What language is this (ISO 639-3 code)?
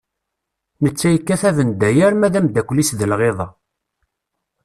kab